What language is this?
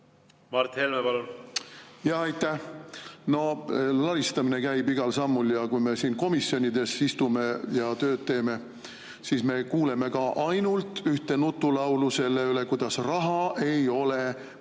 Estonian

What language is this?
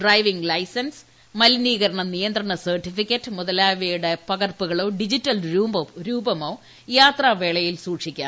Malayalam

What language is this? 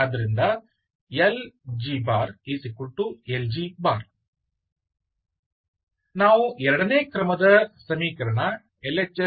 Kannada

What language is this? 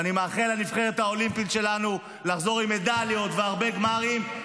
Hebrew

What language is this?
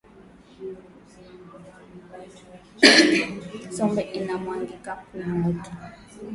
Swahili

